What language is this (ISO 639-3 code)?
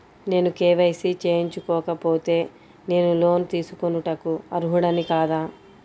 tel